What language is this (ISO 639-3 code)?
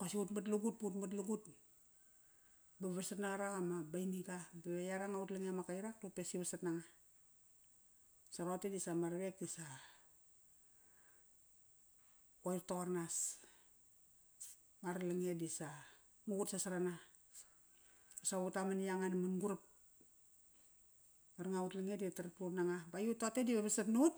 ckr